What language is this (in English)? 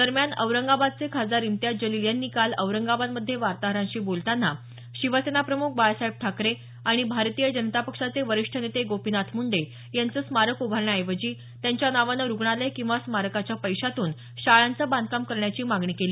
Marathi